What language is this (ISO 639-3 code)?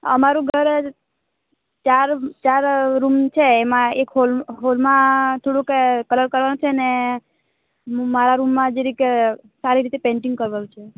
guj